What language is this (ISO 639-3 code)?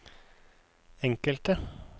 nor